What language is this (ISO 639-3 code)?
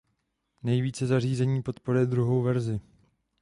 ces